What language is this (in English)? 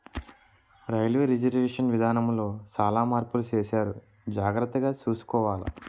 Telugu